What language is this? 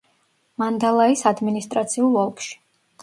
Georgian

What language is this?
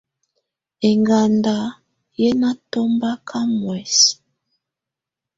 Tunen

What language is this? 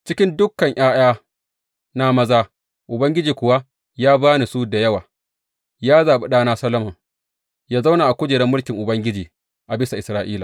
Hausa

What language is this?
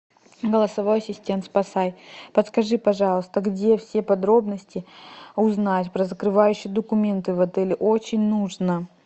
Russian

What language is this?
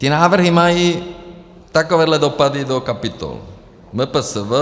Czech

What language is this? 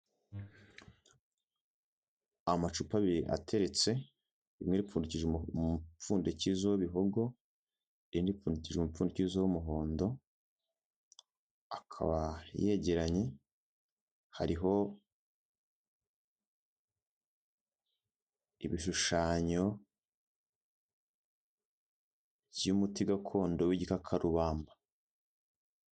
Kinyarwanda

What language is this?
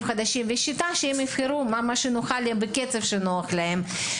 Hebrew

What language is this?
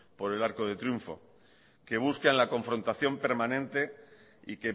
Spanish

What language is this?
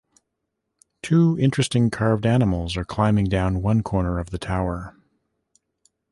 English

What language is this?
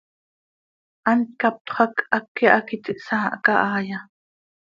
Seri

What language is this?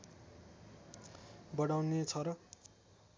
Nepali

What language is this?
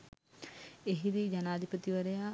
Sinhala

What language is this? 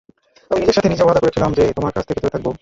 Bangla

